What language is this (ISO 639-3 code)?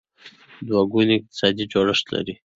pus